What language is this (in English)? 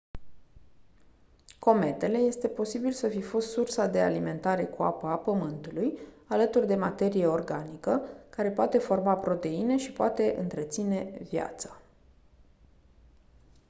Romanian